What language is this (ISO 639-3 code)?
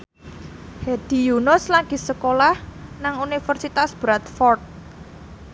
jav